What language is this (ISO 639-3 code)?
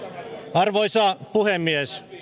fin